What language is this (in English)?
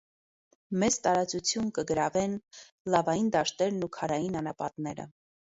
Armenian